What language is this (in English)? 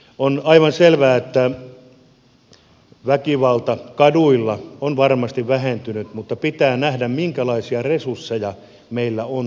Finnish